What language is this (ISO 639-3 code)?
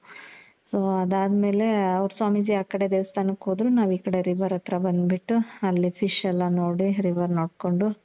kan